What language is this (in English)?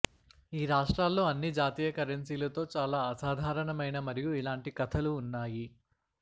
Telugu